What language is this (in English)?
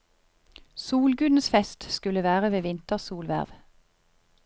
Norwegian